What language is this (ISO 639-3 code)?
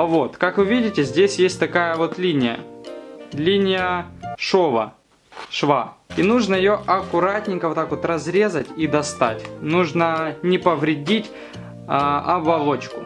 rus